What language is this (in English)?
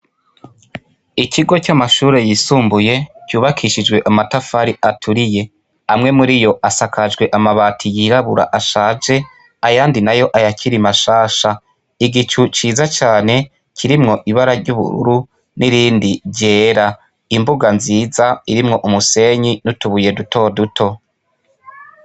Rundi